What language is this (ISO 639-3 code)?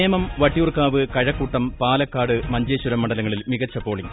mal